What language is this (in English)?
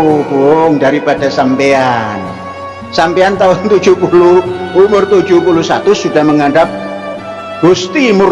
Indonesian